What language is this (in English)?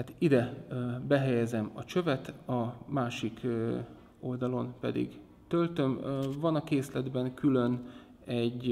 Hungarian